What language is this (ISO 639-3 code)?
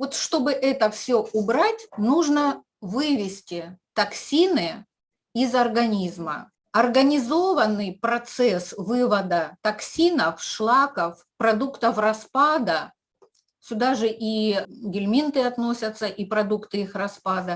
rus